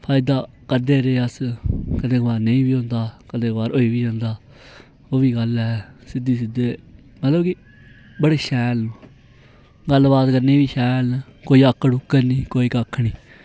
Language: Dogri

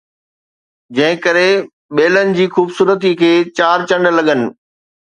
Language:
Sindhi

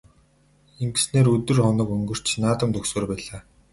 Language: Mongolian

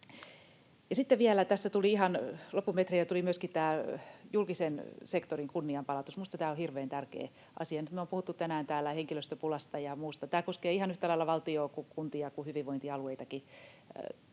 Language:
Finnish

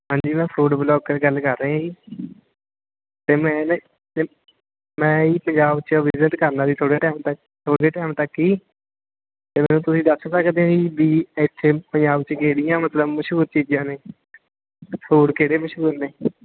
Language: Punjabi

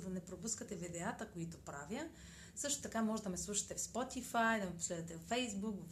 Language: Bulgarian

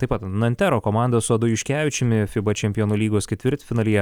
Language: Lithuanian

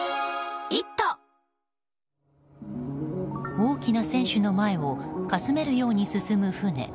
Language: Japanese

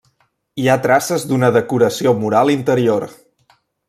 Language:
Catalan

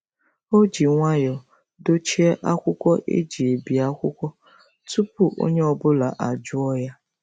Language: Igbo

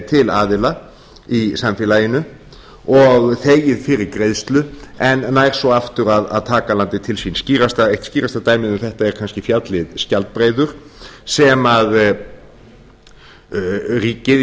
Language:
Icelandic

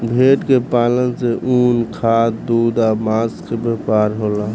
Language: Bhojpuri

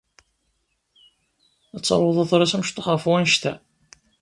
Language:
Kabyle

